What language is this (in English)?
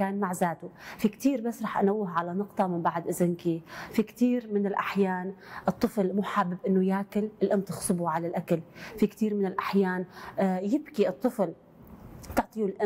Arabic